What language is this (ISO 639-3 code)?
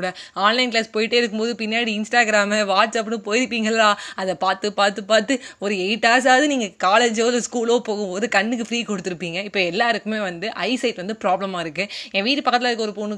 tam